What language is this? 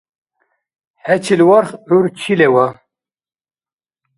Dargwa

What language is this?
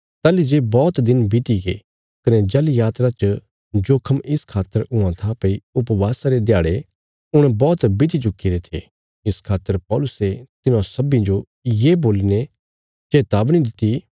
Bilaspuri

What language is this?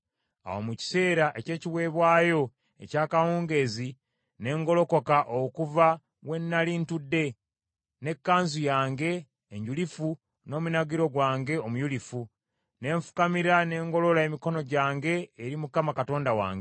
Ganda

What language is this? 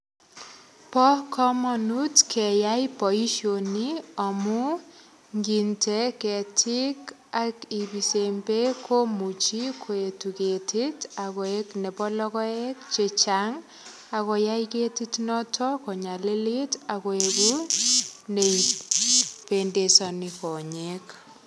Kalenjin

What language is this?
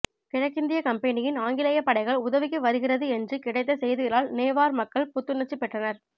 Tamil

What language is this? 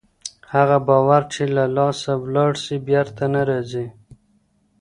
Pashto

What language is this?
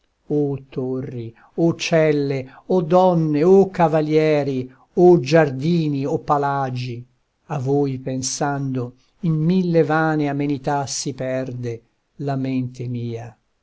Italian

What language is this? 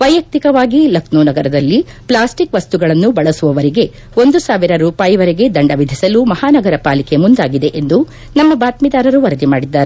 Kannada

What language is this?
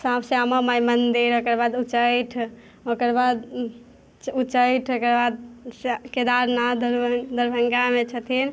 Maithili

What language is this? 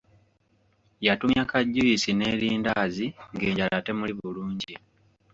Ganda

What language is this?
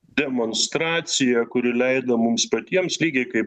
Lithuanian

